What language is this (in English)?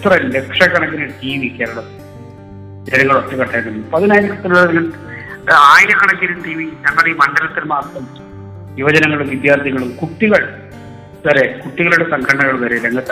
Malayalam